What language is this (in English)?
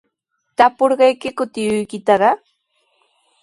Sihuas Ancash Quechua